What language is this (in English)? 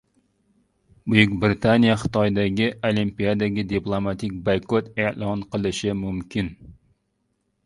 Uzbek